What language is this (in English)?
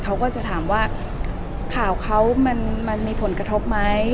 Thai